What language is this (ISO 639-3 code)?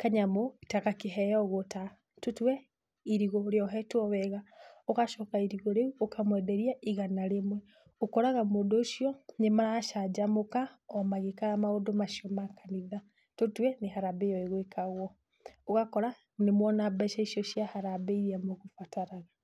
kik